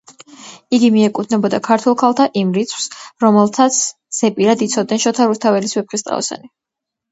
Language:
Georgian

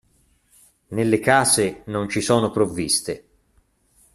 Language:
Italian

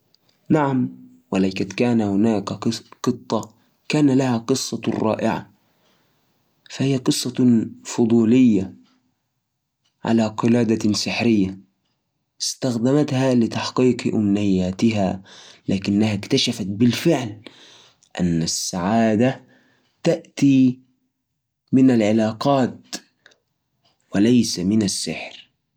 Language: Najdi Arabic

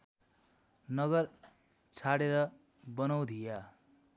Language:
Nepali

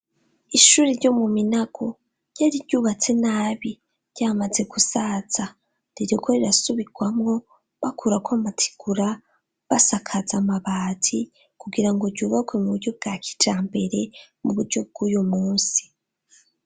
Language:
Rundi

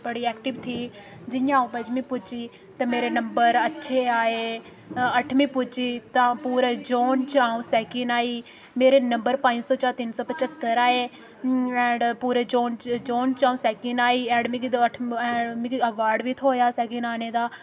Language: Dogri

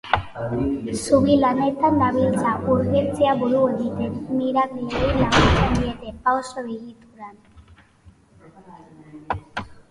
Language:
Basque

